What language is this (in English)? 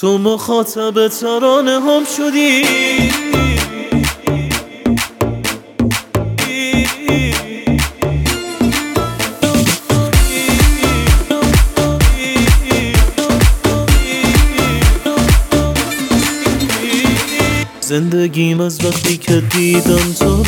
Persian